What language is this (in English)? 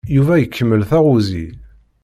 Kabyle